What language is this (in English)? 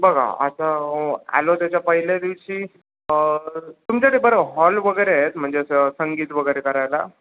Marathi